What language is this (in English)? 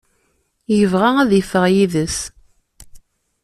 Kabyle